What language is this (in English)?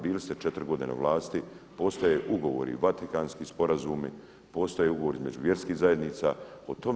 Croatian